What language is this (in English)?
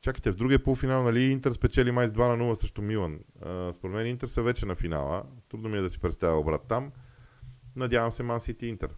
Bulgarian